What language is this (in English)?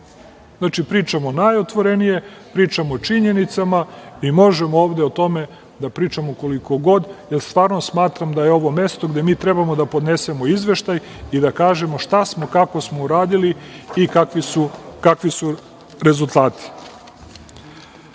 Serbian